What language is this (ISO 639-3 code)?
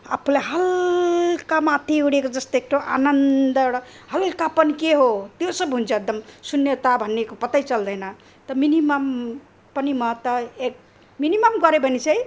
nep